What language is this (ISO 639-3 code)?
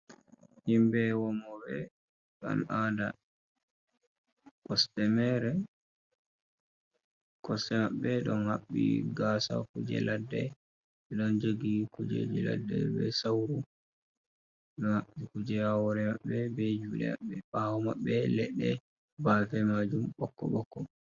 ful